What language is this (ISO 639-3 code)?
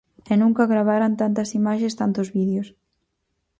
glg